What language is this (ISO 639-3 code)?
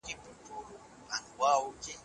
pus